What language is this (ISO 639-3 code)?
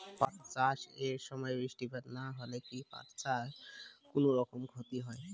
ben